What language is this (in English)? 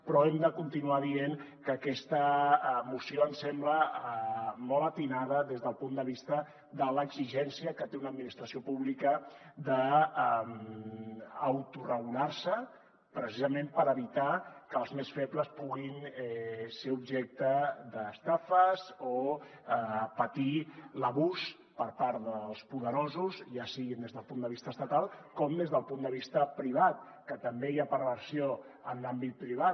Catalan